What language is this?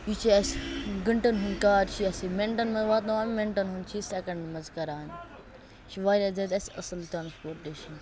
Kashmiri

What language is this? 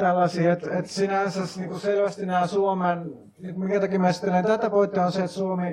Finnish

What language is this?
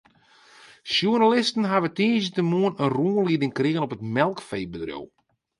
Western Frisian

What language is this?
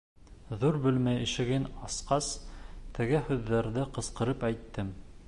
Bashkir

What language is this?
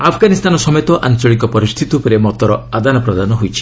Odia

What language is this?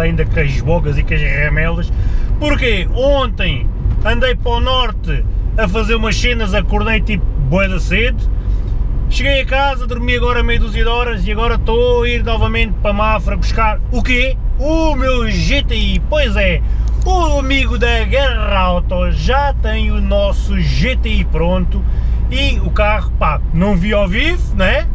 Portuguese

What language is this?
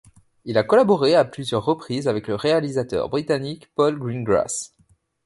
French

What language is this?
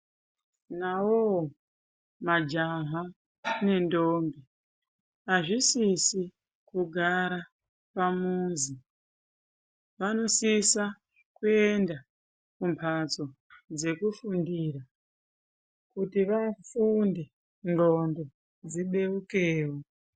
Ndau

